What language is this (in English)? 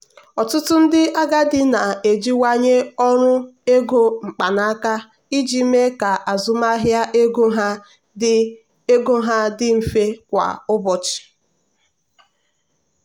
Igbo